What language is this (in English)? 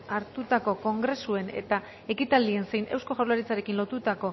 Basque